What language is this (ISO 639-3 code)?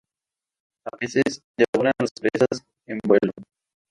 spa